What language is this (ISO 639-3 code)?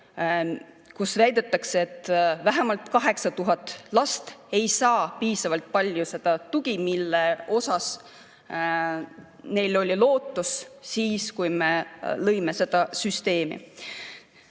est